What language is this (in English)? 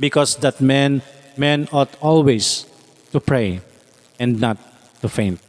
Filipino